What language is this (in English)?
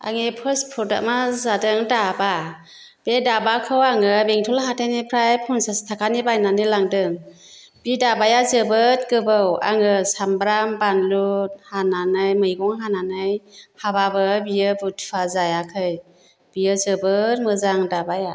Bodo